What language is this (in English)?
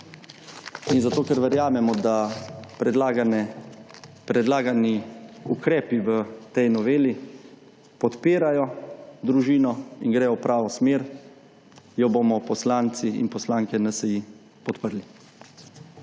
Slovenian